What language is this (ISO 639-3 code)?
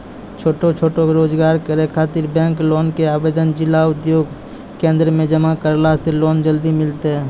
mai